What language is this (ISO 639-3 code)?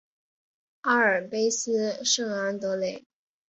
zho